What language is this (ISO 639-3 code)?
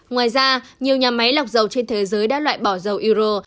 vie